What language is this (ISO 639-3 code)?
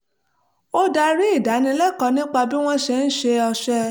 yor